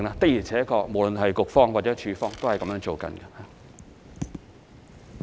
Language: Cantonese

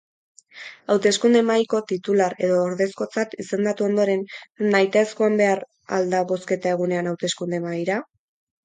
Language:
Basque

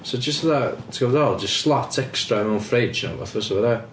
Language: Welsh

